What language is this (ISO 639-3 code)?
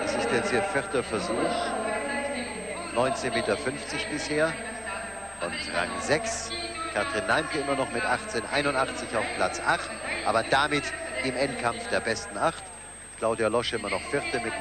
deu